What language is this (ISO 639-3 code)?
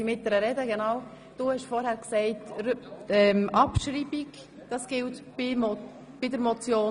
gsw